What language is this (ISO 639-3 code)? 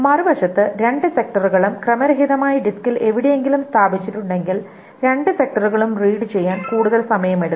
mal